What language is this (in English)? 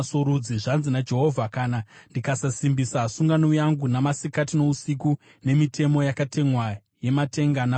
Shona